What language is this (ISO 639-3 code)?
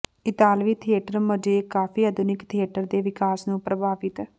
pan